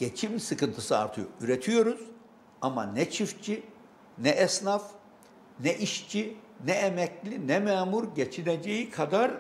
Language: Turkish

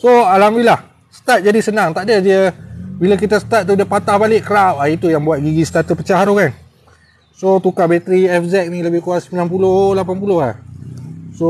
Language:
Malay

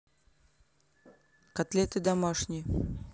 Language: Russian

